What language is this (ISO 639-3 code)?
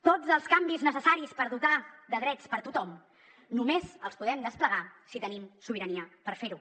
cat